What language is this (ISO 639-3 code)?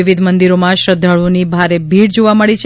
guj